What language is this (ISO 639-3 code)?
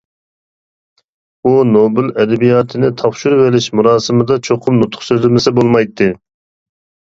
uig